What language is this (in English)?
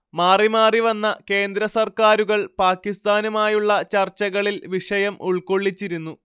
Malayalam